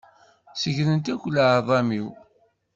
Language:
Kabyle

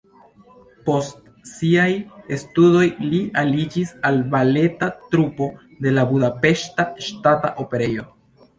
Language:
Esperanto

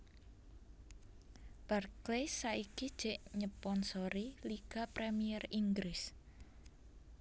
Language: Javanese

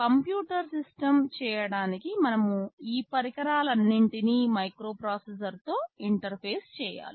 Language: Telugu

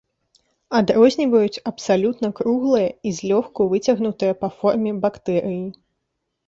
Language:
Belarusian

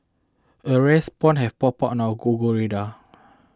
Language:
English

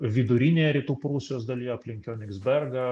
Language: Lithuanian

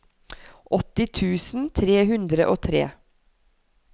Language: Norwegian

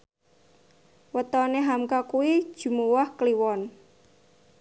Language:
Javanese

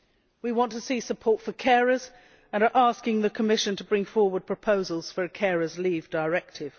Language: English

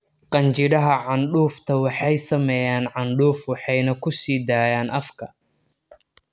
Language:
Somali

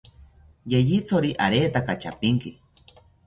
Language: South Ucayali Ashéninka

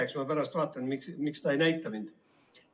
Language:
Estonian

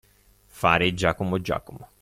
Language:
Italian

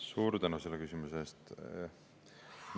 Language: Estonian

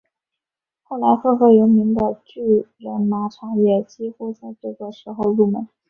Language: Chinese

